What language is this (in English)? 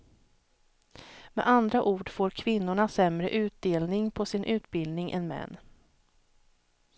Swedish